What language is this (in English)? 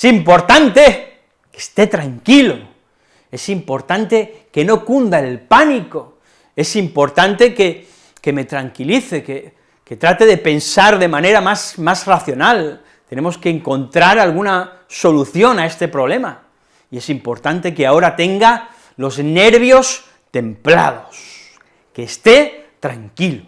Spanish